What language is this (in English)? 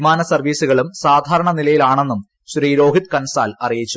Malayalam